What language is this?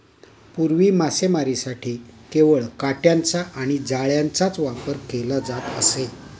Marathi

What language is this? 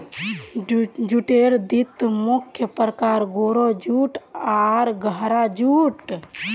Magahi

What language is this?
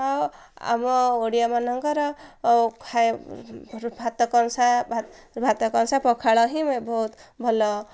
Odia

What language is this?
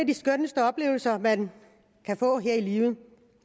Danish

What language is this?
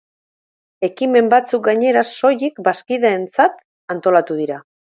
Basque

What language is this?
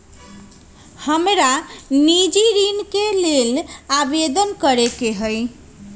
Magahi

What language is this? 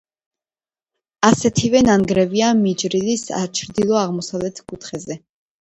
Georgian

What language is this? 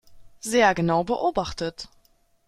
German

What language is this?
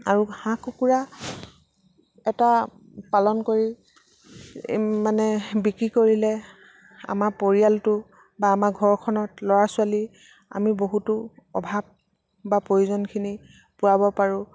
Assamese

